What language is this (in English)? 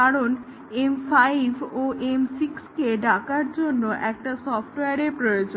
Bangla